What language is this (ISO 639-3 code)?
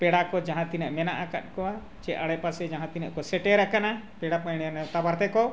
sat